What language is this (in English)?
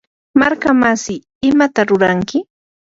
Yanahuanca Pasco Quechua